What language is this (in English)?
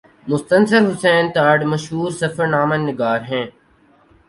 Urdu